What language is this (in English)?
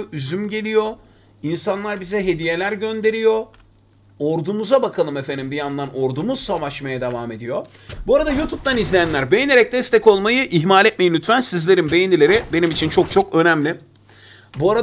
Turkish